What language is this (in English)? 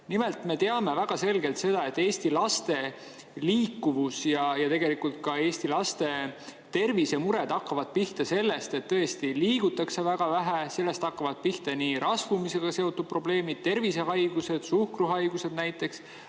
Estonian